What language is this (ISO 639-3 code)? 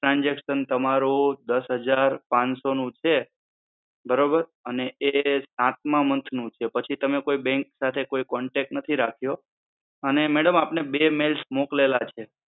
guj